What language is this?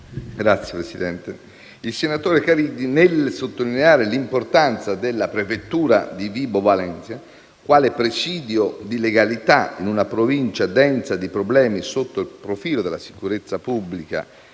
Italian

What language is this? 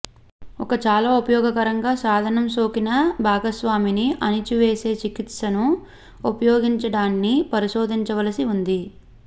Telugu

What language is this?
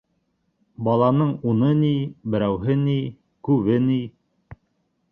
Bashkir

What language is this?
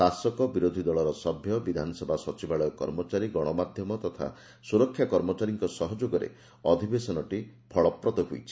Odia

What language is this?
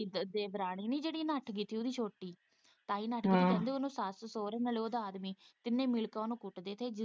Punjabi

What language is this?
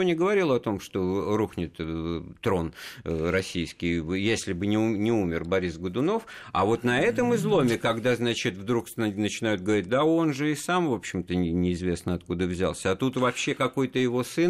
Russian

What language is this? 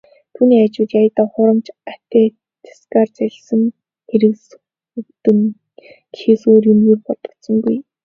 Mongolian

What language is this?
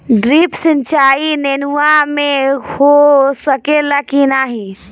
Bhojpuri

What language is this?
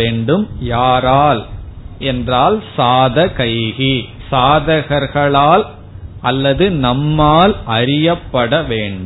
Tamil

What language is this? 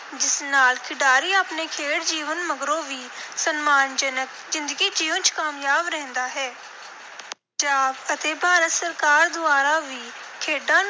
Punjabi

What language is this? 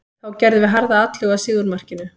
Icelandic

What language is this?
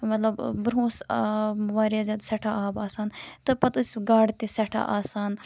Kashmiri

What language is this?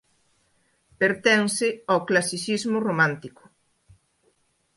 Galician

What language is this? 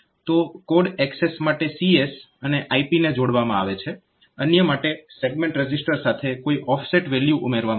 Gujarati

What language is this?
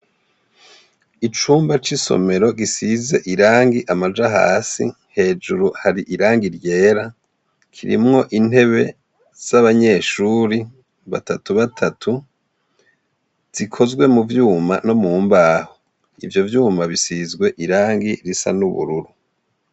Rundi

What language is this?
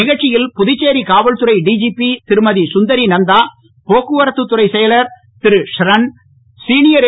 Tamil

